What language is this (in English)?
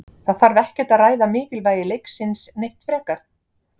Icelandic